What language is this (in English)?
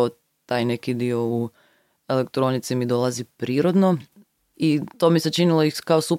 Croatian